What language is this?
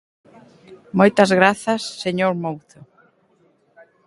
Galician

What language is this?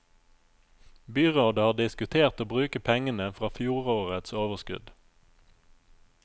Norwegian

